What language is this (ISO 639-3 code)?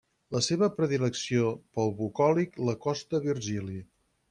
cat